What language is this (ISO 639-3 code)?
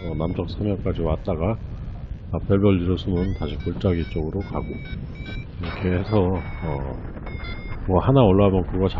kor